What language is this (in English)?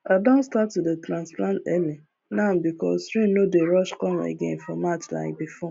Nigerian Pidgin